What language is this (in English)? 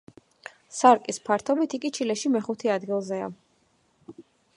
Georgian